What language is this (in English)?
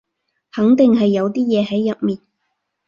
Cantonese